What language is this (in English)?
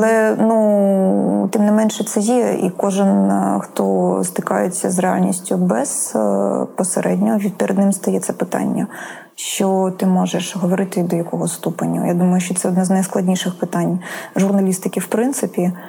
Ukrainian